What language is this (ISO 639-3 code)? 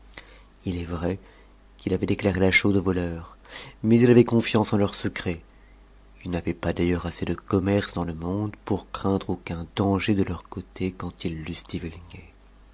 fra